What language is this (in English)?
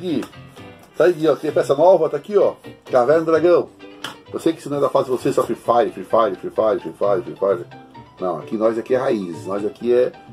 Portuguese